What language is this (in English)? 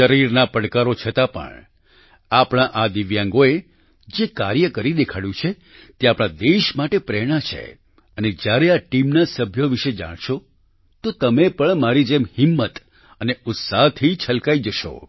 Gujarati